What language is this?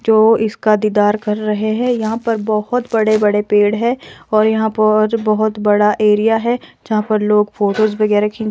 Hindi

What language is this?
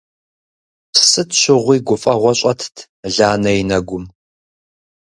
Kabardian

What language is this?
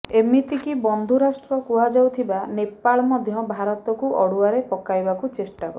Odia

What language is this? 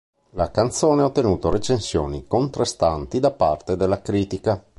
Italian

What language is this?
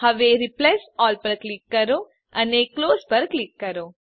Gujarati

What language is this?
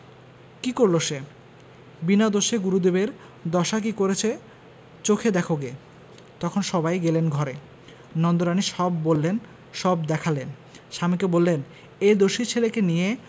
Bangla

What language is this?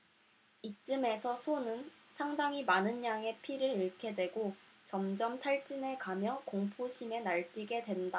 Korean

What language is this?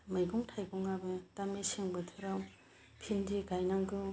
Bodo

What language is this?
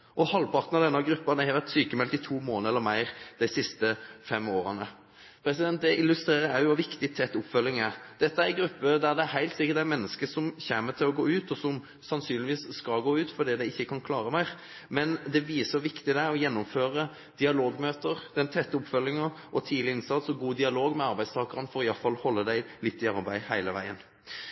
Norwegian Bokmål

